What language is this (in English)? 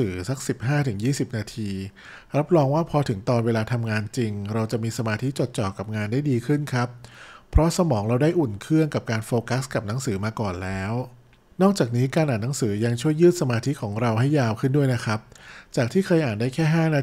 Thai